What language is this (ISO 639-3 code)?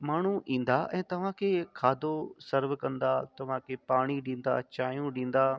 snd